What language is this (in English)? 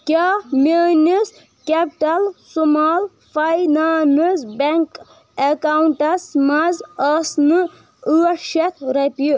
Kashmiri